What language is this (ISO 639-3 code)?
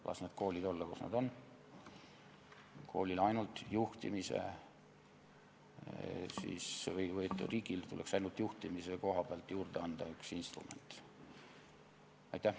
est